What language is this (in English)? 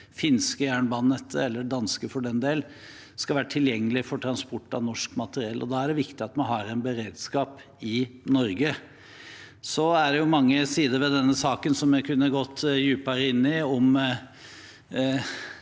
Norwegian